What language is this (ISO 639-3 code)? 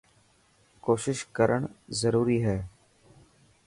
mki